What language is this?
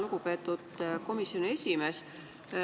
Estonian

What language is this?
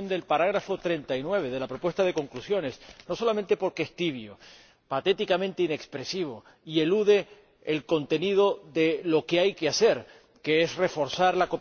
Spanish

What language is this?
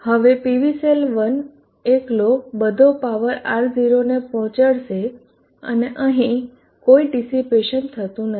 Gujarati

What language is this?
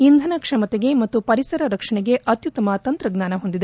Kannada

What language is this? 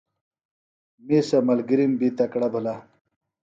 Phalura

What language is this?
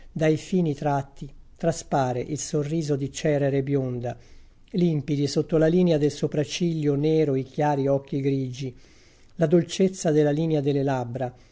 Italian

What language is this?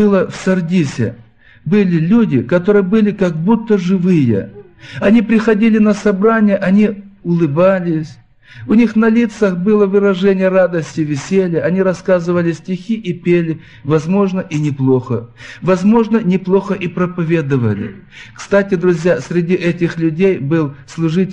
Russian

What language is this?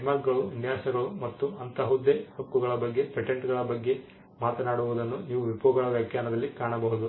Kannada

